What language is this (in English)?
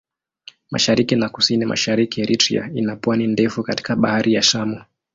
Swahili